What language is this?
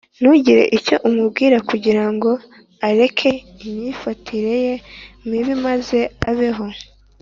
Kinyarwanda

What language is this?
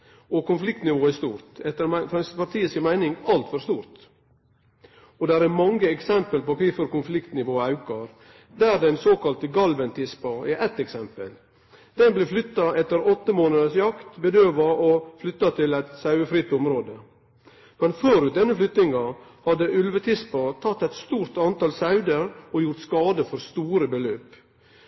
Norwegian Nynorsk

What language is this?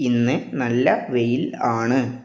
Malayalam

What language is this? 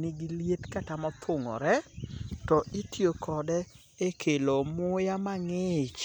Luo (Kenya and Tanzania)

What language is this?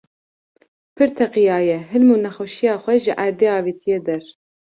Kurdish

